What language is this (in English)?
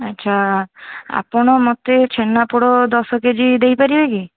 Odia